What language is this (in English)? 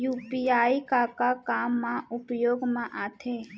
Chhattisgarhi